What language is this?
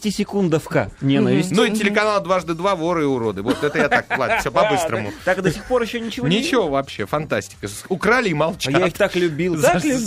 Russian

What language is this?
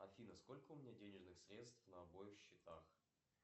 Russian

